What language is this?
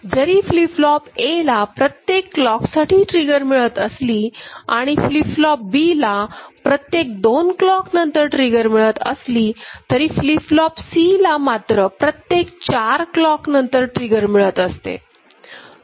Marathi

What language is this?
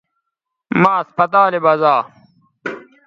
Bateri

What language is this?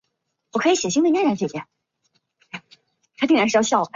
Chinese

